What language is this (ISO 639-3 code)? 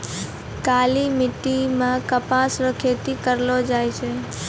mai